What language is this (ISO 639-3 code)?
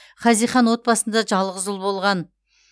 kaz